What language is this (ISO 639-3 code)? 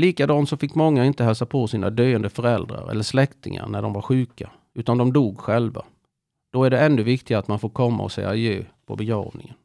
swe